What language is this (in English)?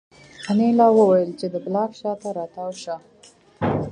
Pashto